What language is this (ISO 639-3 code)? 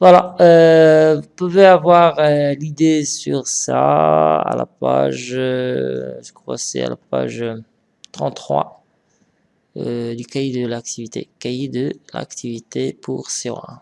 fra